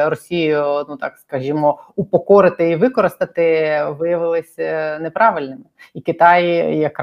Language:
Ukrainian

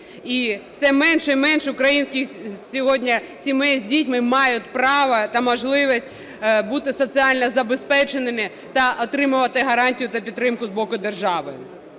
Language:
Ukrainian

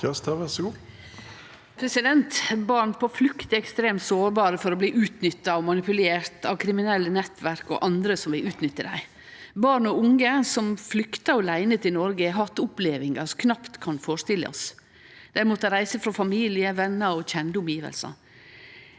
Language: Norwegian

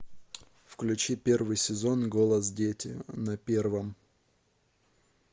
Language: Russian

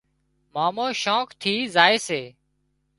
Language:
Wadiyara Koli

